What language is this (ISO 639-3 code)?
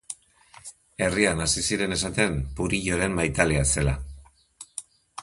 eus